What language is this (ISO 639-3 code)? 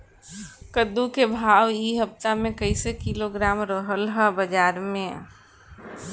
bho